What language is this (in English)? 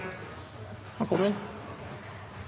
Norwegian Bokmål